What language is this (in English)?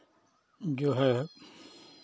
Hindi